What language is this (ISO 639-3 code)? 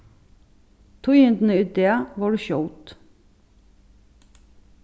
fao